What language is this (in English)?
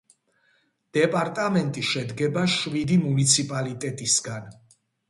Georgian